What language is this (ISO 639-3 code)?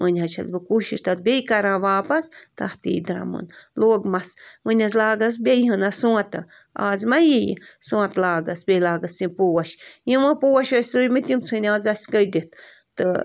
kas